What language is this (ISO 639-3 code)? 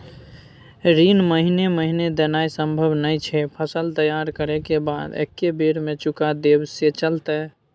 mai